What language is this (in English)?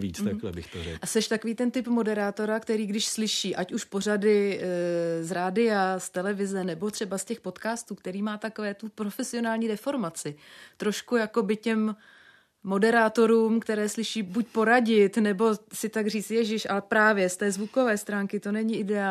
Czech